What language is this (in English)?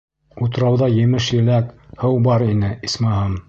Bashkir